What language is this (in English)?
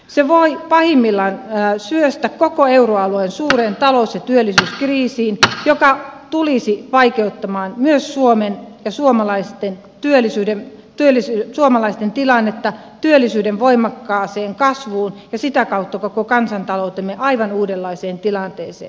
Finnish